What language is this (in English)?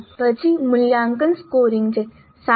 Gujarati